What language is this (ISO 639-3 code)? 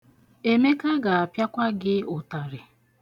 ibo